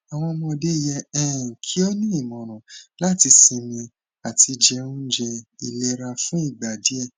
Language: Yoruba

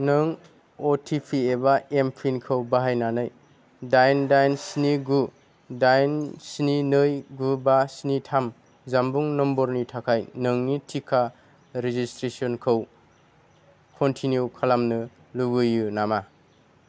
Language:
Bodo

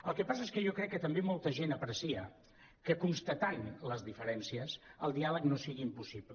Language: Catalan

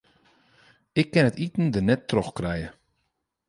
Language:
Western Frisian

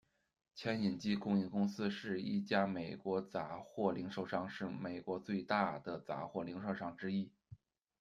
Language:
Chinese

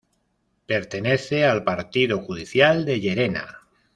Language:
Spanish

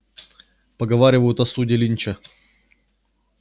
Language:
Russian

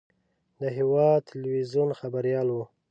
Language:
Pashto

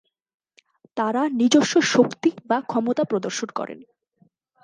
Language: Bangla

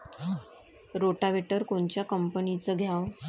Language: Marathi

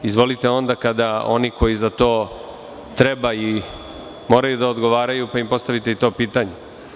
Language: Serbian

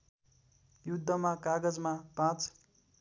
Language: Nepali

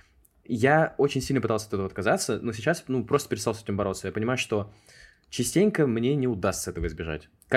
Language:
Russian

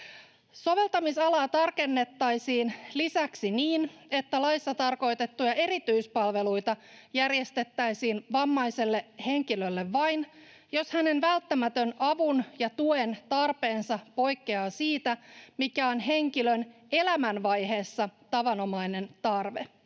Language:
Finnish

